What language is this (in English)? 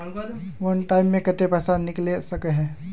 Magahi